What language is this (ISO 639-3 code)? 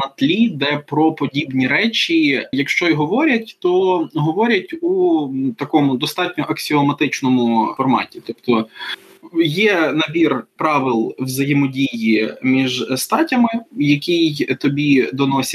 ukr